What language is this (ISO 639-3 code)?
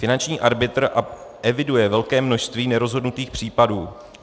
ces